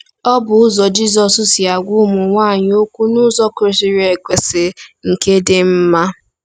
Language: Igbo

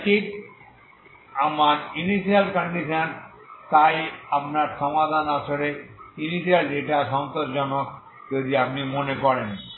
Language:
Bangla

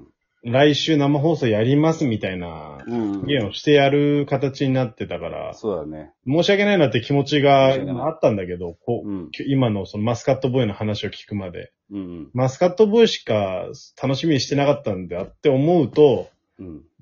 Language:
Japanese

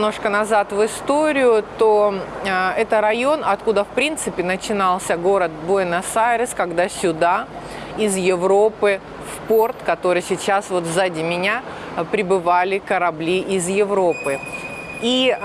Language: Russian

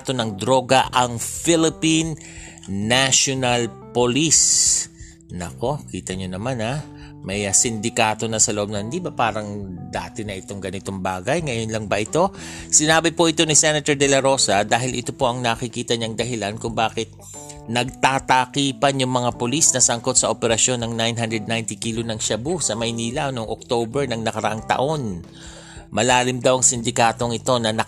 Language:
Filipino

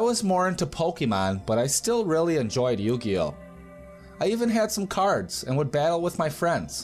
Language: English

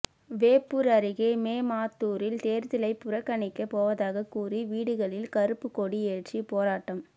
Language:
Tamil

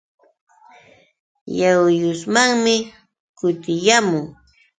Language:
Yauyos Quechua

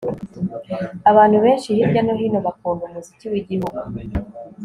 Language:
Kinyarwanda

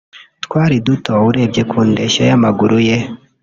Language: Kinyarwanda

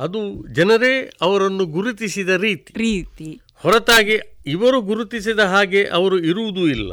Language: Kannada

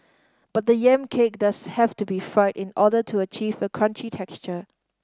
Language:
English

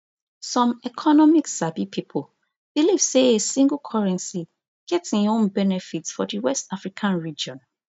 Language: Nigerian Pidgin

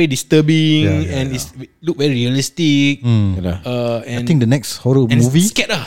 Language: Malay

